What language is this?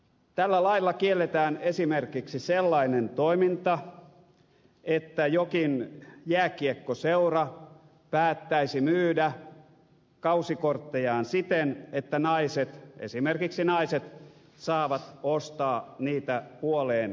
Finnish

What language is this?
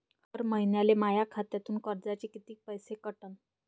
Marathi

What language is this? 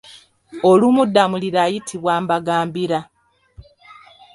Ganda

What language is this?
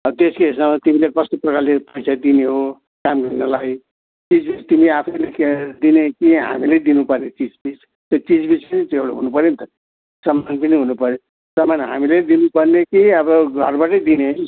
Nepali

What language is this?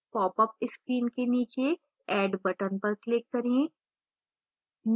Hindi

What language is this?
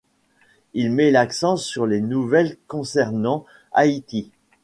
French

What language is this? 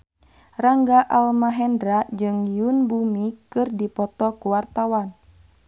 Sundanese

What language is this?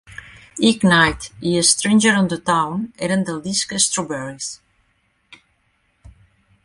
Catalan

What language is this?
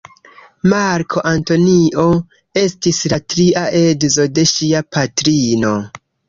Esperanto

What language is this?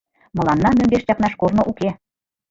Mari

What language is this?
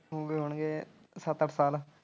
Punjabi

